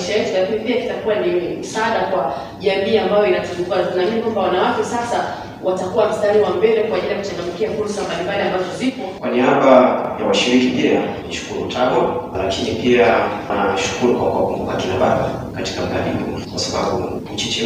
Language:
Swahili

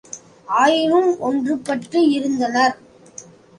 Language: Tamil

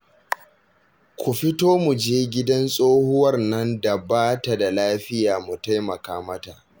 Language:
Hausa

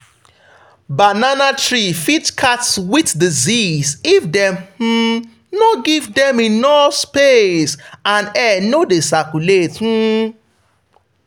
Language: Nigerian Pidgin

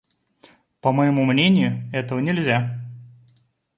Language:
Russian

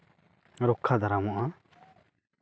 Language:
Santali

